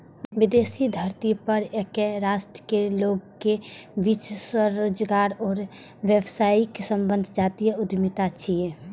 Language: Maithili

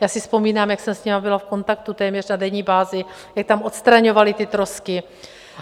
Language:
Czech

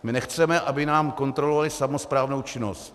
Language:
Czech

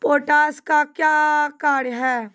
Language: Maithili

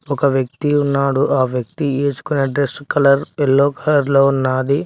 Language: Telugu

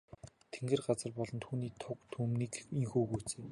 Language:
Mongolian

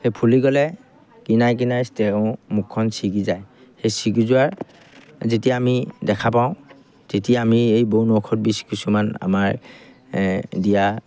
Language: Assamese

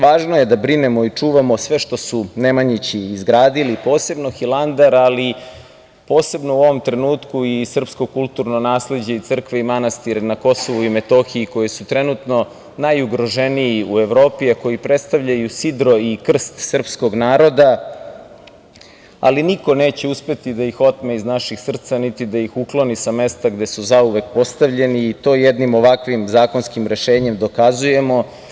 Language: Serbian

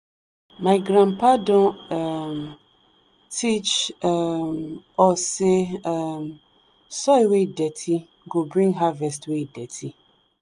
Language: Nigerian Pidgin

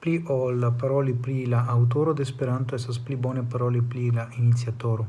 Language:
Italian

